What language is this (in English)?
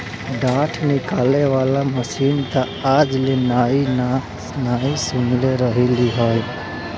Bhojpuri